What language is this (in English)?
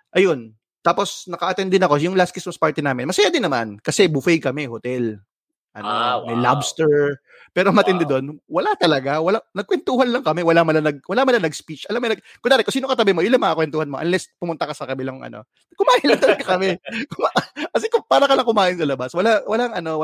Filipino